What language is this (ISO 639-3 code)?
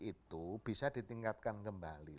ind